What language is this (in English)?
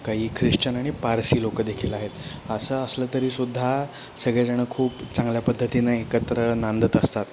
Marathi